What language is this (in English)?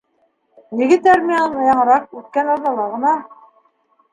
Bashkir